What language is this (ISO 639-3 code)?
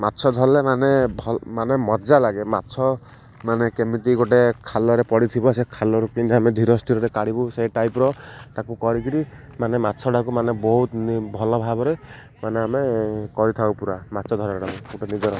ori